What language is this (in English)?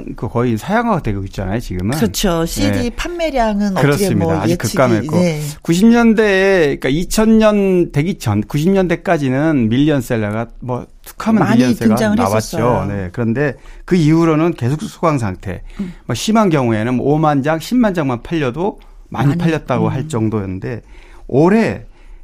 Korean